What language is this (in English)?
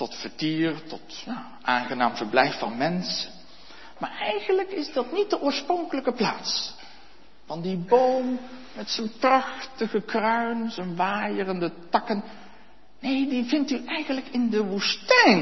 Dutch